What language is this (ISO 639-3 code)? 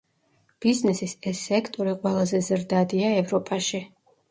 kat